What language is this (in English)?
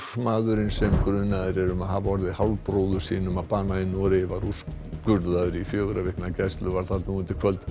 Icelandic